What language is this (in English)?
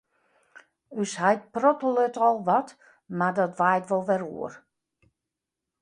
Western Frisian